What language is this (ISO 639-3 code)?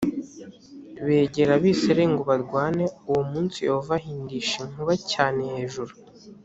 kin